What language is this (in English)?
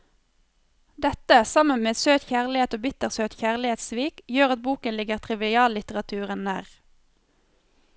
Norwegian